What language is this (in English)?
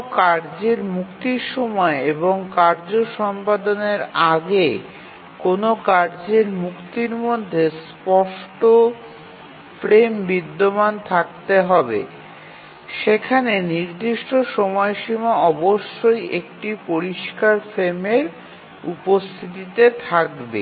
Bangla